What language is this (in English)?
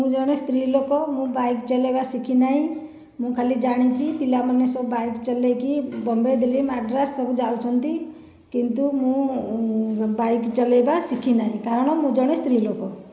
Odia